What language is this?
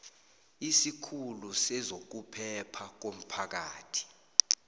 South Ndebele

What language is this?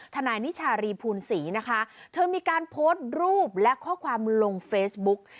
Thai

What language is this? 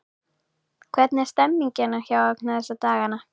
Icelandic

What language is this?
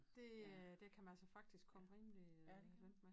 Danish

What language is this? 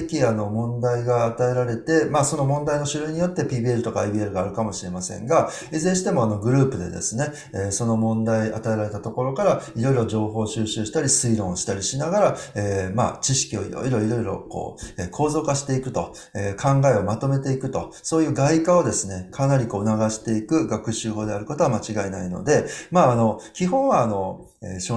Japanese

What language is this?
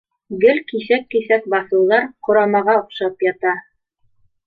Bashkir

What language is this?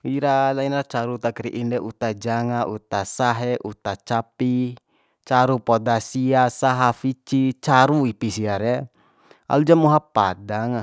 Bima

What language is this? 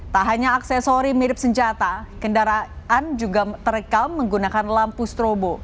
Indonesian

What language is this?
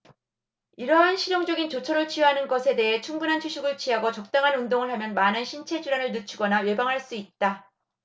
Korean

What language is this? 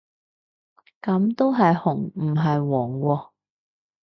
Cantonese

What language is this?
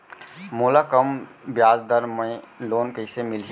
Chhattisgarhi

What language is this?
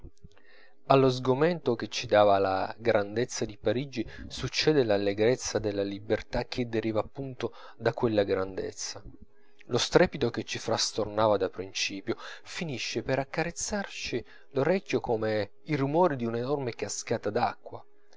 Italian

